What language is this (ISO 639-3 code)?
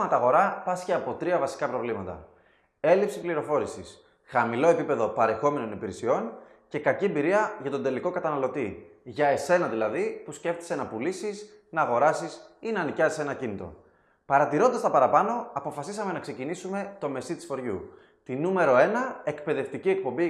ell